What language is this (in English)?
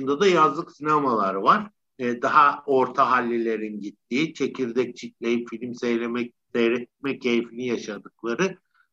Turkish